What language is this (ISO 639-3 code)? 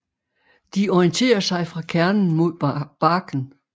dan